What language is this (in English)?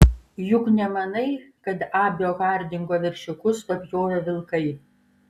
Lithuanian